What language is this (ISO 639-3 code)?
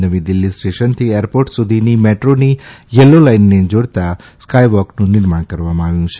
guj